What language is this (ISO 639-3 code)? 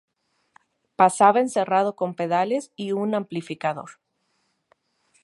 spa